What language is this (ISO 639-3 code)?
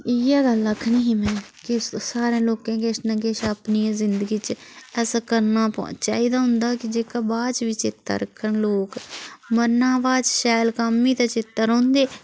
doi